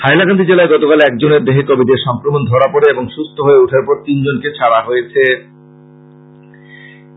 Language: Bangla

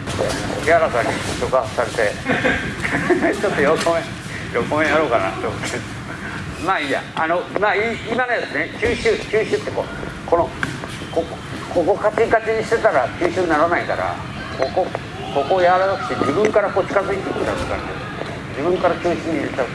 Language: Japanese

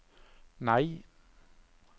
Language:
Norwegian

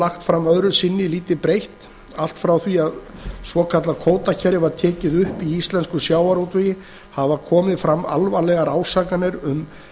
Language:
Icelandic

